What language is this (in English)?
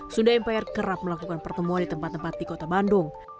Indonesian